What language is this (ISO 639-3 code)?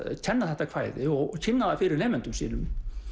isl